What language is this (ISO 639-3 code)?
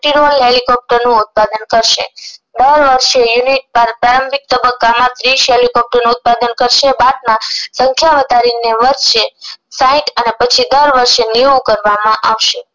guj